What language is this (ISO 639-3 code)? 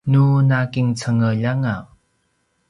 pwn